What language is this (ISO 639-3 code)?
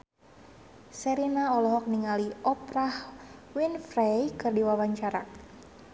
sun